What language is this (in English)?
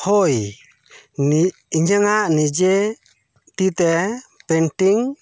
Santali